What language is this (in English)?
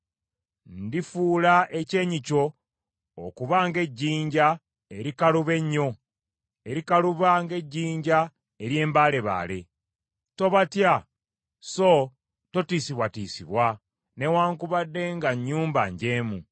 Ganda